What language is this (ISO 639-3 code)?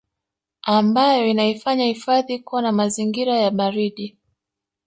swa